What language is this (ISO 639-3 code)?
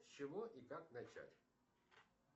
rus